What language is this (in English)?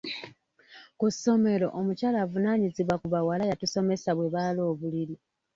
Ganda